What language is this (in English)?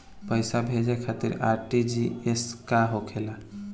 Bhojpuri